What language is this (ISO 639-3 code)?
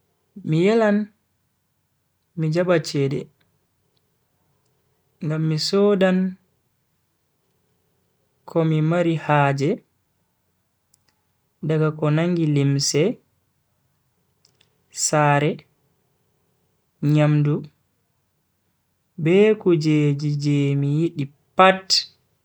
fui